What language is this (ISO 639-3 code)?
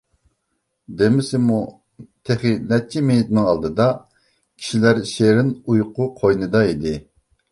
uig